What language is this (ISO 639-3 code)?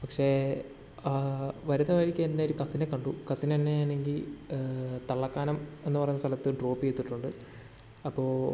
mal